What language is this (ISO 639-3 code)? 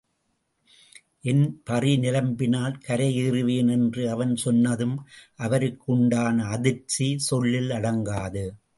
tam